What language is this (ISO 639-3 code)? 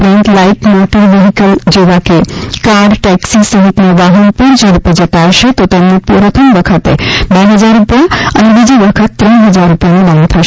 guj